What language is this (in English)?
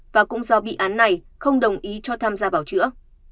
Vietnamese